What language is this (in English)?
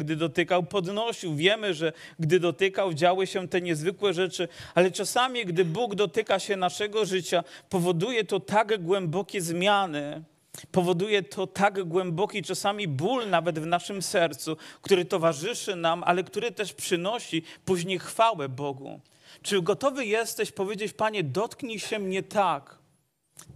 Polish